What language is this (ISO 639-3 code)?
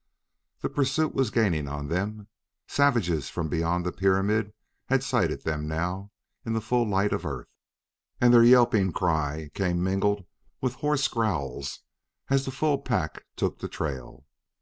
eng